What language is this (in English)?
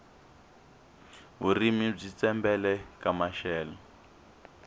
Tsonga